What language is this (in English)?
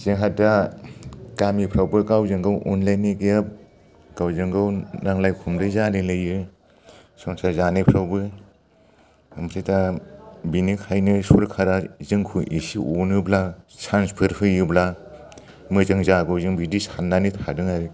Bodo